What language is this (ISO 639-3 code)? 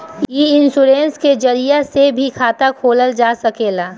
bho